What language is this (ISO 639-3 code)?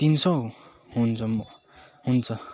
nep